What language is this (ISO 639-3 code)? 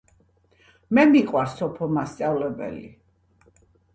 kat